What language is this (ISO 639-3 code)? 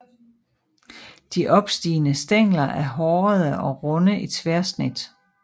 dan